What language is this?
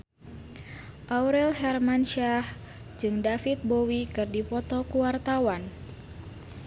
Sundanese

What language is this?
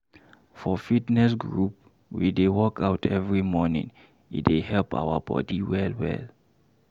Nigerian Pidgin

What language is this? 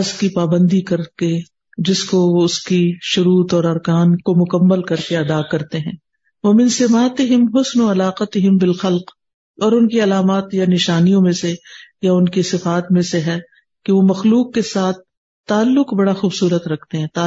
Urdu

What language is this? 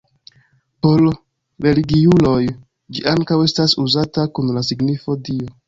Esperanto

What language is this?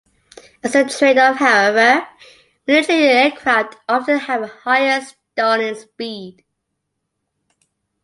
English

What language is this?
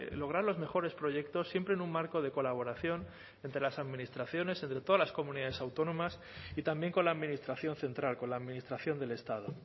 Spanish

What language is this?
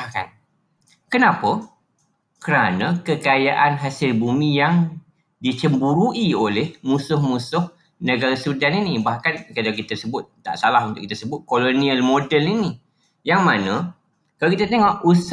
Malay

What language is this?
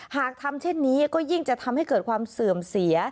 Thai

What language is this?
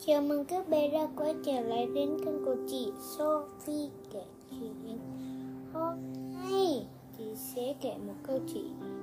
Vietnamese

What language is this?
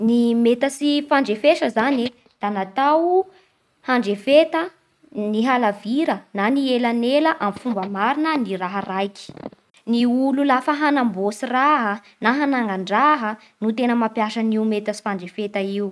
Bara Malagasy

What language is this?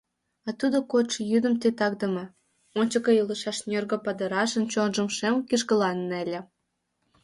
Mari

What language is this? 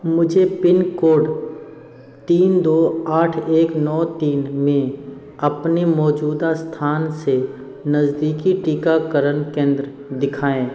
Hindi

